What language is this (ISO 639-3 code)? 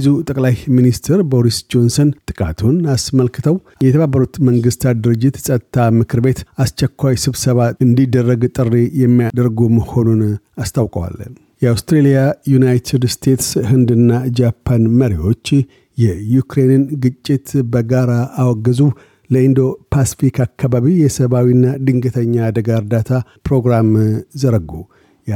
amh